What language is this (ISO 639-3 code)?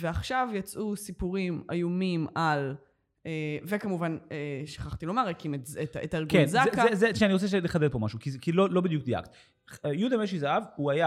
heb